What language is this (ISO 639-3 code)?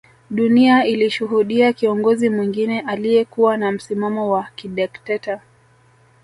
swa